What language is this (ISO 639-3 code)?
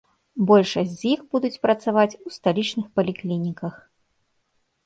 bel